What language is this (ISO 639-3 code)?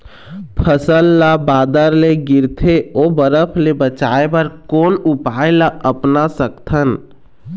hne